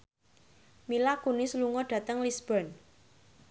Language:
Javanese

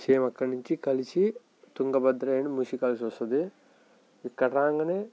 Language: Telugu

